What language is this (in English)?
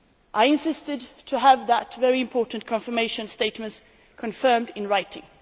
English